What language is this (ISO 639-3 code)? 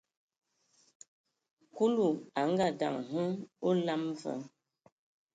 ewo